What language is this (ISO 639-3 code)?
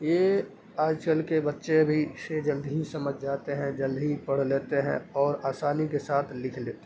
urd